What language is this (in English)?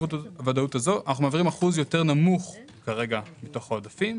Hebrew